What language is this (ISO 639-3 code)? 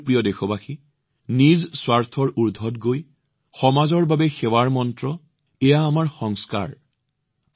asm